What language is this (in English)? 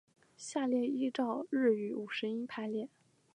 Chinese